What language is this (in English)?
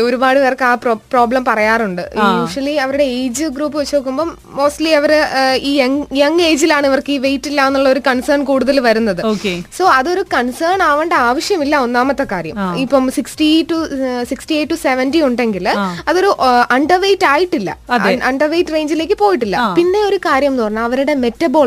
Malayalam